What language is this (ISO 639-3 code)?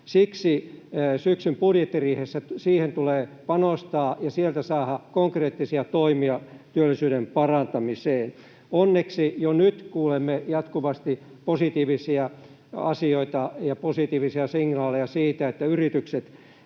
fin